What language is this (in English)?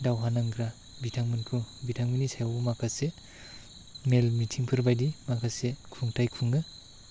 Bodo